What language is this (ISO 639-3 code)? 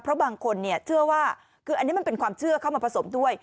tha